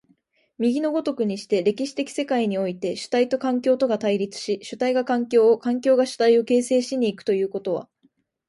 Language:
Japanese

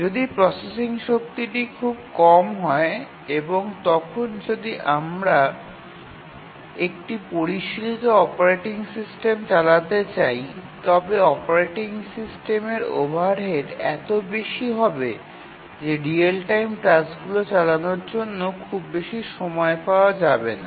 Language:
Bangla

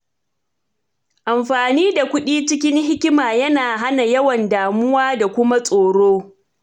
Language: Hausa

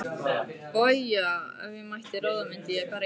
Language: Icelandic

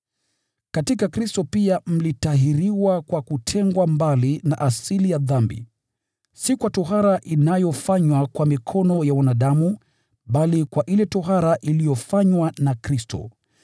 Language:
Swahili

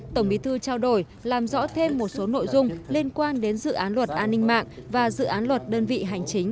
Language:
Vietnamese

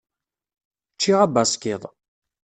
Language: Kabyle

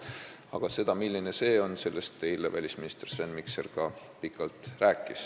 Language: Estonian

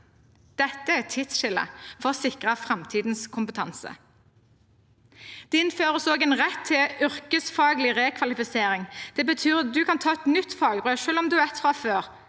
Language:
Norwegian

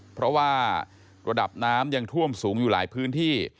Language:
Thai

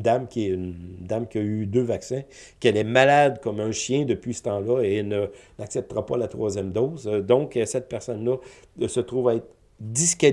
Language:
French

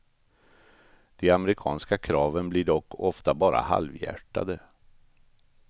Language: Swedish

